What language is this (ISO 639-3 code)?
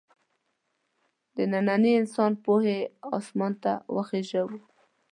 pus